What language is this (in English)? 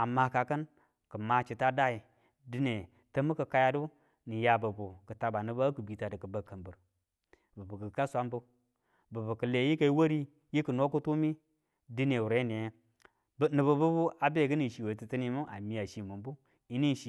Tula